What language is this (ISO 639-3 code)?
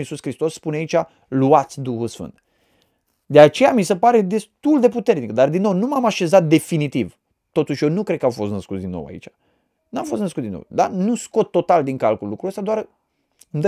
ron